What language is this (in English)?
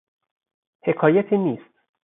Persian